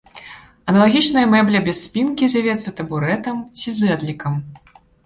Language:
Belarusian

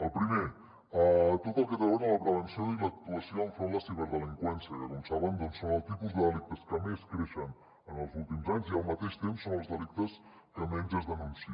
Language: Catalan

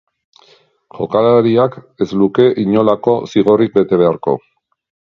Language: Basque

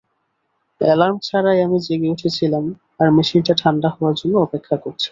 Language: Bangla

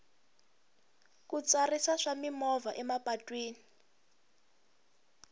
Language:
Tsonga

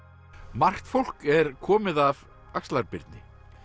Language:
Icelandic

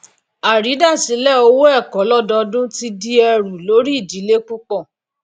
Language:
Yoruba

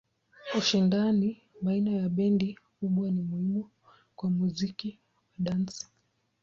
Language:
Swahili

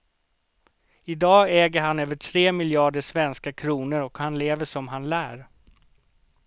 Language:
Swedish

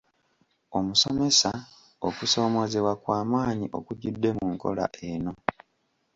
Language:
Ganda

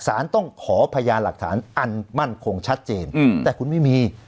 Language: Thai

